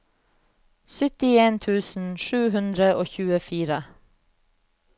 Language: Norwegian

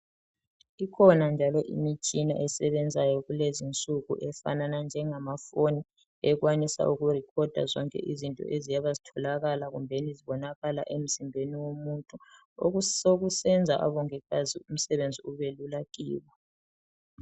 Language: North Ndebele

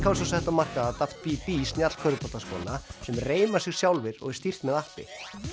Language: Icelandic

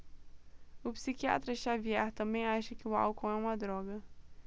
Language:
Portuguese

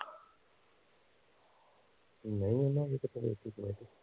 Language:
Punjabi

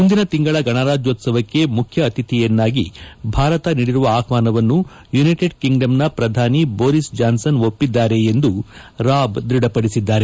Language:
Kannada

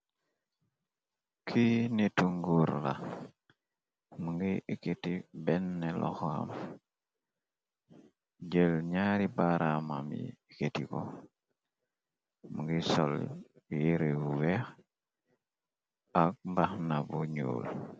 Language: Wolof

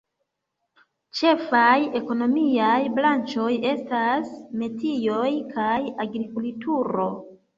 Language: Esperanto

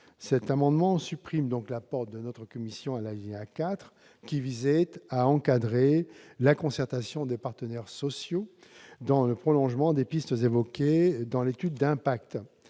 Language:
French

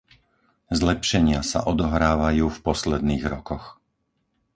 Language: Slovak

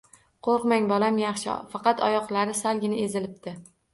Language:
Uzbek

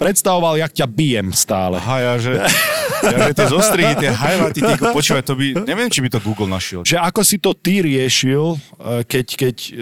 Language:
Slovak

